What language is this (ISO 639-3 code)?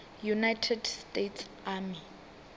ven